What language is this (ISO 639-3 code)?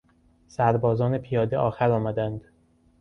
fas